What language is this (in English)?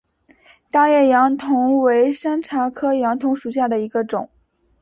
Chinese